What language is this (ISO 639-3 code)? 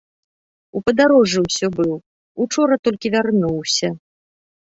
bel